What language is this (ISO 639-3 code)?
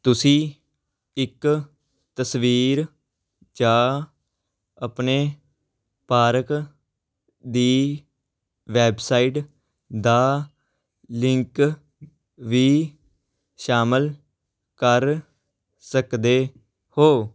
pan